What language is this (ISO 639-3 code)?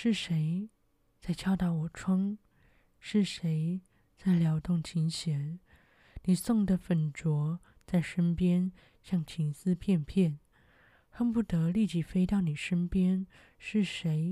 zho